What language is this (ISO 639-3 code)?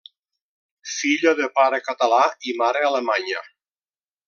cat